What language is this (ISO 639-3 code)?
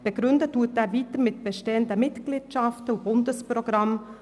gsw